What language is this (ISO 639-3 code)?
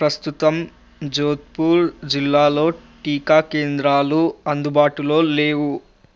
tel